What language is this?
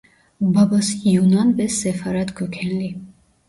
Turkish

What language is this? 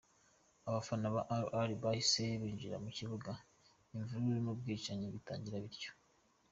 Kinyarwanda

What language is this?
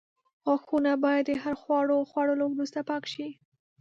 Pashto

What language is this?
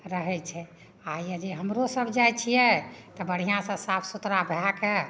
Maithili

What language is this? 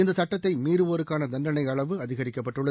Tamil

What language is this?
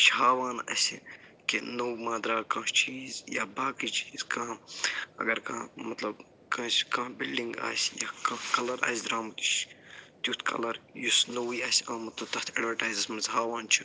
Kashmiri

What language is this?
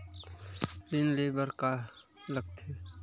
Chhattisgarhi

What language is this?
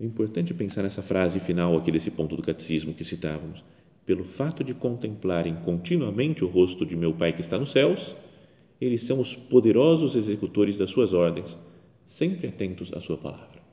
Portuguese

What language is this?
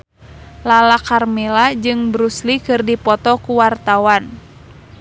Sundanese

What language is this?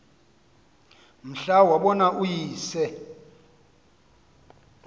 Xhosa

